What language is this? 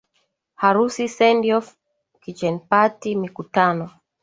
Swahili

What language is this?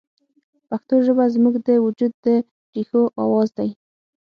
Pashto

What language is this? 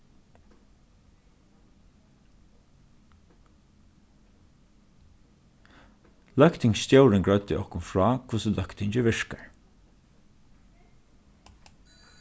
Faroese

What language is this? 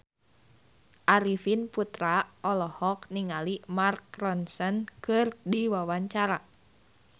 Sundanese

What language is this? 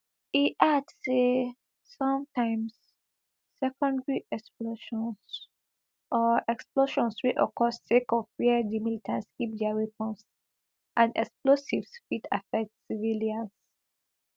Nigerian Pidgin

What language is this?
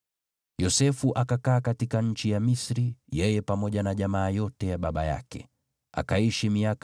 Swahili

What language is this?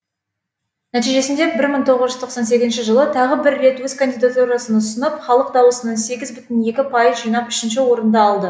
Kazakh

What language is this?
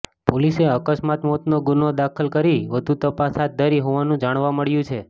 Gujarati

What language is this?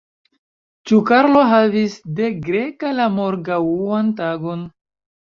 Esperanto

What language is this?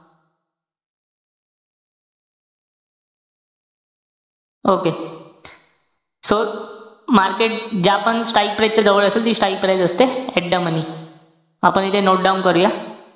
Marathi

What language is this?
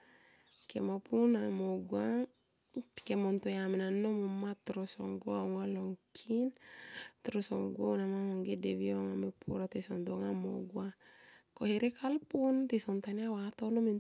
Tomoip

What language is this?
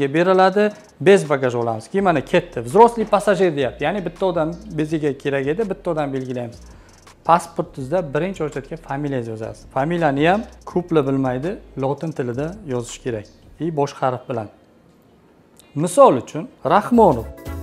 Turkish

